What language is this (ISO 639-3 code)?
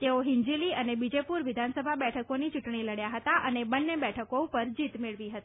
guj